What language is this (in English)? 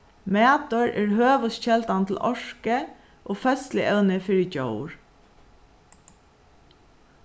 Faroese